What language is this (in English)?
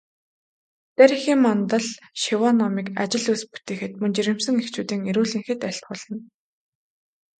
Mongolian